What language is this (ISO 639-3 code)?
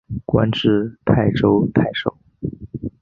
zho